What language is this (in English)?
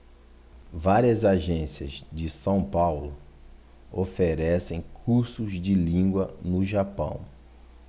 Portuguese